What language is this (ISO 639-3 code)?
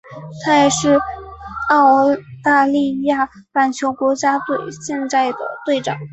zho